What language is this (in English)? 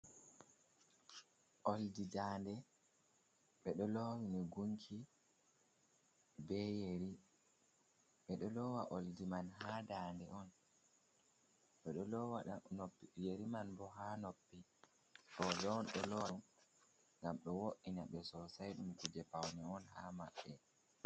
Fula